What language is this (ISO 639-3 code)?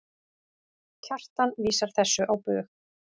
isl